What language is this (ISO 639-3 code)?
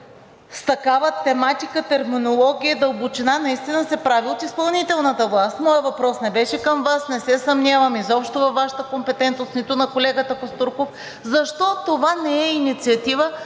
bul